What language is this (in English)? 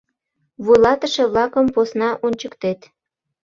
Mari